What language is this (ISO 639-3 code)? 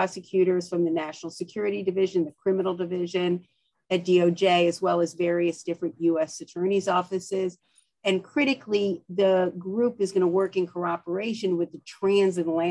eng